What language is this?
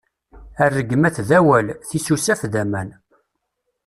Kabyle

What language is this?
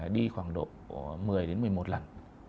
Vietnamese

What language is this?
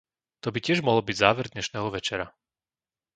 Slovak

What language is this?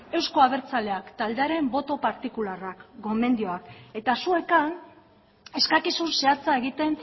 Basque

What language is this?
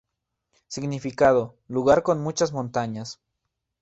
Spanish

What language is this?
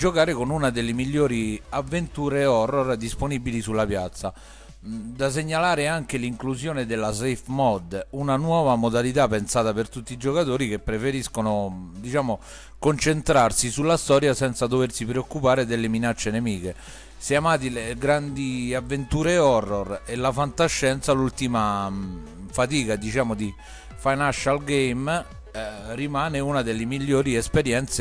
Italian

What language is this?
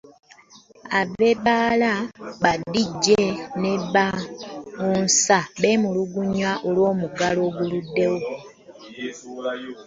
Ganda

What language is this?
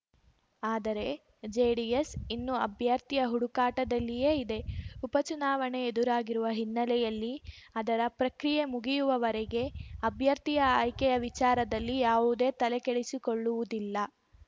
Kannada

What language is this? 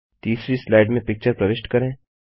Hindi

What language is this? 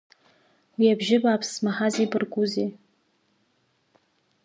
Abkhazian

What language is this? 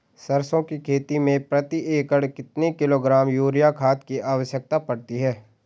Hindi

